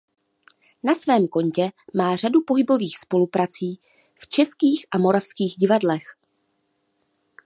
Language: Czech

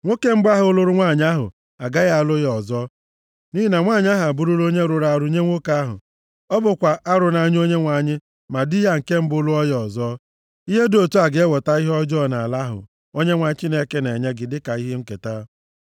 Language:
Igbo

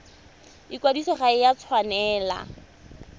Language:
Tswana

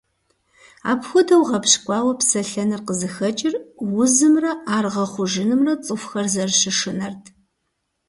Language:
Kabardian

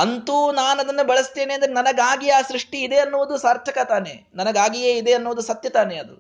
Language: Kannada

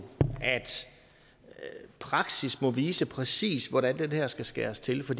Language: Danish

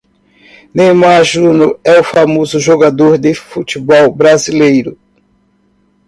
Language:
Portuguese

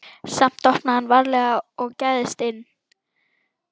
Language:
Icelandic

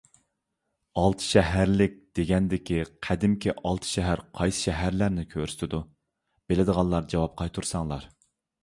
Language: Uyghur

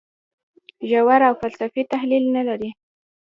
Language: Pashto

